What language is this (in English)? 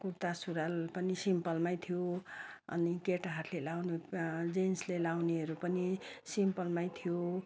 Nepali